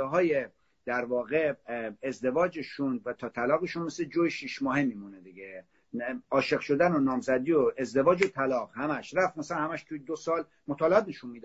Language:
Persian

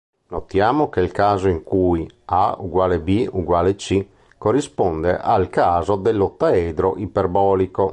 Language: Italian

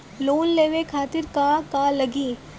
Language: Bhojpuri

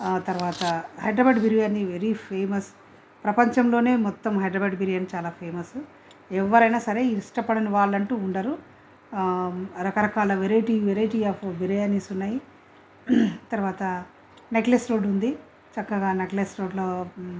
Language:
Telugu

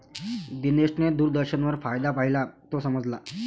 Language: Marathi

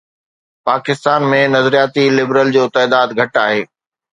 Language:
Sindhi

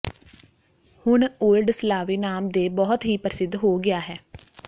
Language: Punjabi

